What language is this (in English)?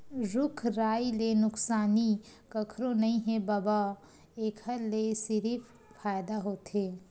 Chhattisgarhi